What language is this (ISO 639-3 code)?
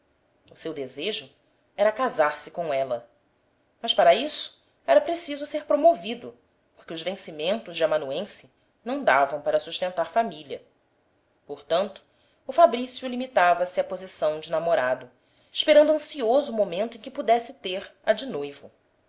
por